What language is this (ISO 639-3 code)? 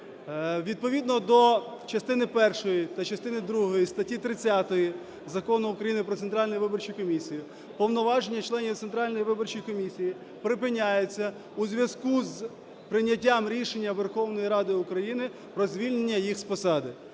ukr